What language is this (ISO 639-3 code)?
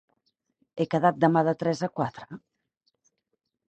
cat